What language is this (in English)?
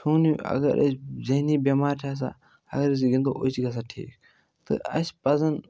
Kashmiri